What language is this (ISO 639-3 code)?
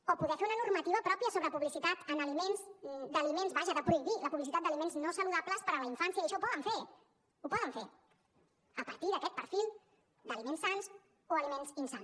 cat